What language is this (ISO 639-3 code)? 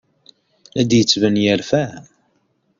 kab